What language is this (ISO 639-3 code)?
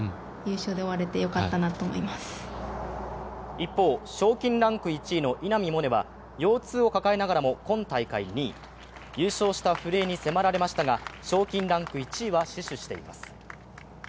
jpn